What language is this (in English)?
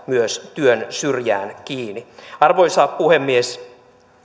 Finnish